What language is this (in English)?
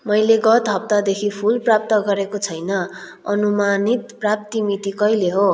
Nepali